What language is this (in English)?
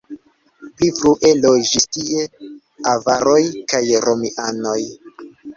Esperanto